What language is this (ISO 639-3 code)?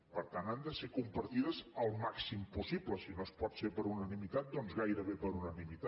cat